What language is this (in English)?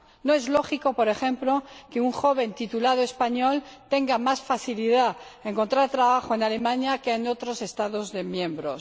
Spanish